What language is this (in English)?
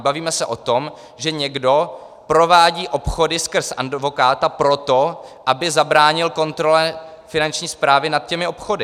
Czech